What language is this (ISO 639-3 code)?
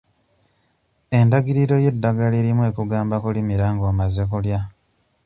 lug